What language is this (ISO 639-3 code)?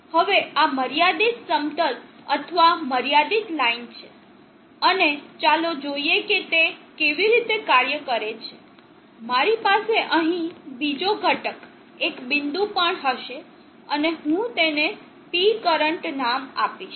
guj